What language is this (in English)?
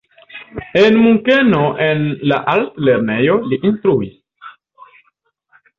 Esperanto